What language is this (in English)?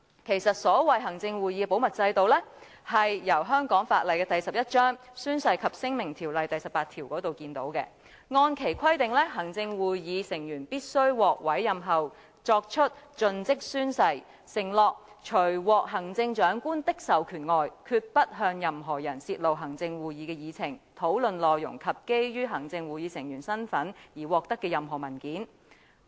Cantonese